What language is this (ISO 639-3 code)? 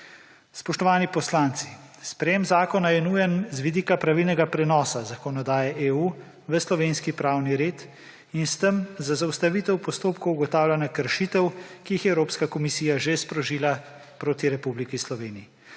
slv